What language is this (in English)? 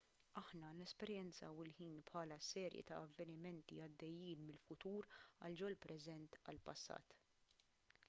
Maltese